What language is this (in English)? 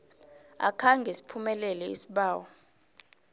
South Ndebele